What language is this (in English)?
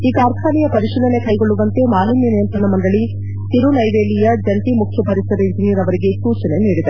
Kannada